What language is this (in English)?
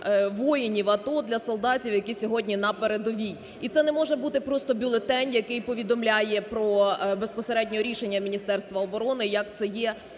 Ukrainian